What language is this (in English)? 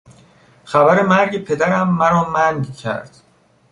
Persian